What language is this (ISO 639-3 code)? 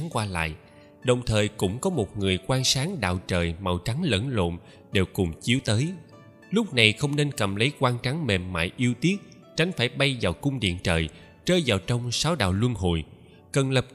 vie